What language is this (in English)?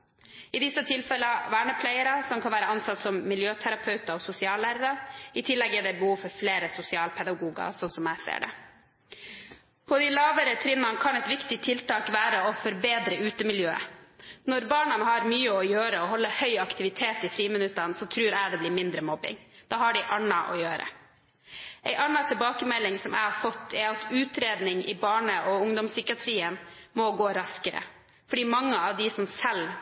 Norwegian Bokmål